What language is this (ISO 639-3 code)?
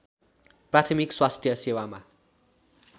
nep